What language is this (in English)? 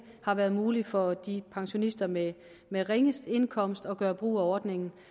Danish